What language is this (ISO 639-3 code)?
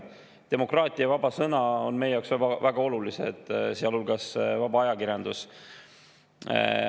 est